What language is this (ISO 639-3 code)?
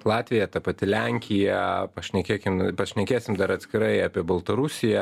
lit